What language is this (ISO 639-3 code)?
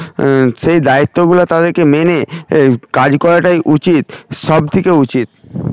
ben